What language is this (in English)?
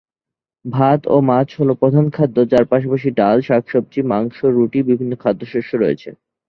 Bangla